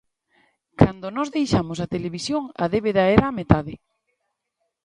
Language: Galician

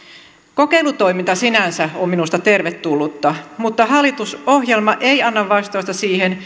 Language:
Finnish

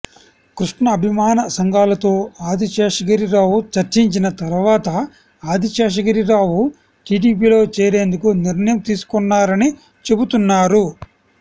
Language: Telugu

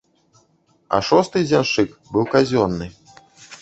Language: Belarusian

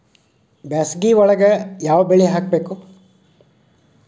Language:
Kannada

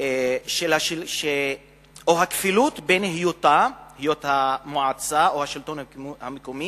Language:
Hebrew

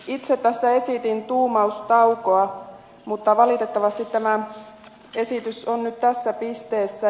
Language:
Finnish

